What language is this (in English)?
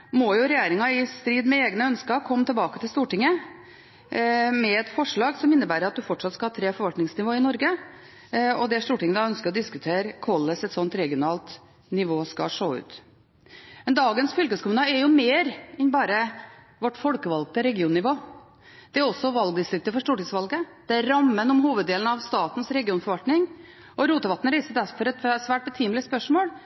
Norwegian Bokmål